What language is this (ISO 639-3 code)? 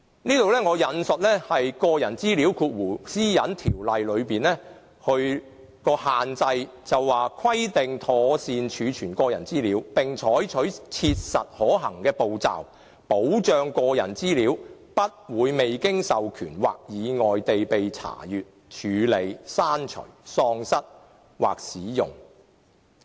yue